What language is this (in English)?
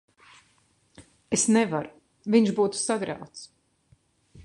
Latvian